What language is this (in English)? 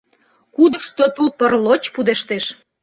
Mari